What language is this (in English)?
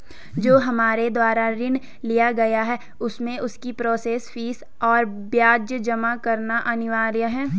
Hindi